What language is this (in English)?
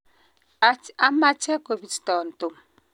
Kalenjin